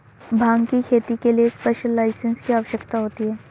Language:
Hindi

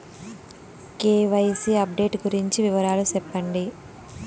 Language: Telugu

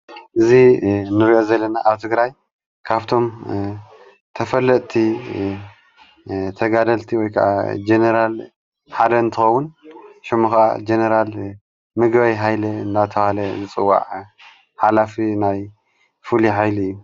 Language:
Tigrinya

